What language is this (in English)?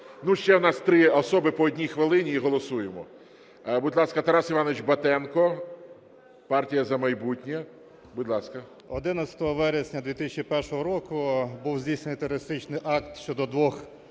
Ukrainian